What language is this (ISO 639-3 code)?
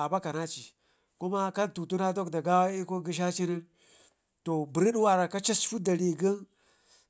ngi